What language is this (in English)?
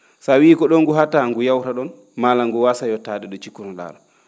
Fula